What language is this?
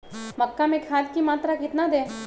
Magahi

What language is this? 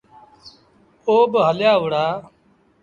Sindhi Bhil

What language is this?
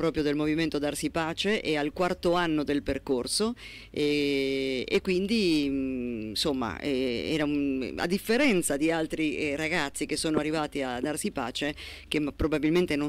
Italian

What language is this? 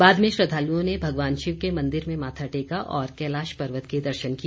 Hindi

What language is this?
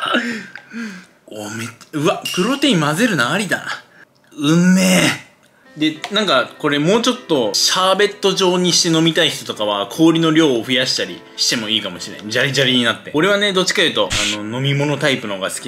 Japanese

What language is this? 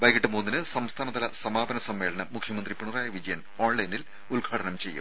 Malayalam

